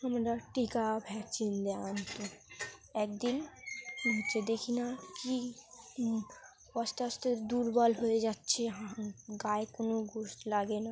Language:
Bangla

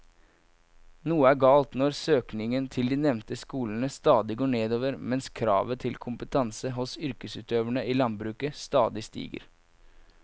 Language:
Norwegian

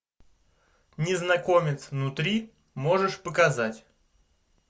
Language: Russian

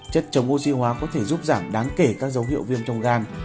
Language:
Vietnamese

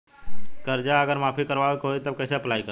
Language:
Bhojpuri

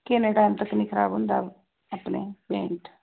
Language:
Punjabi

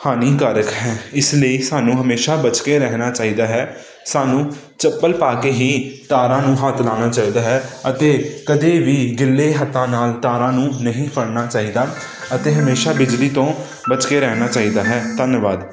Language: Punjabi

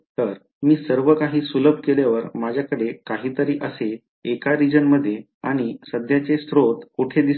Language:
Marathi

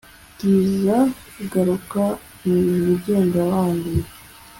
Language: Kinyarwanda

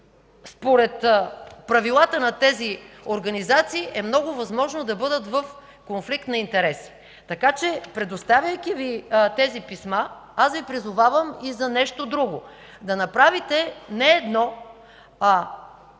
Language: Bulgarian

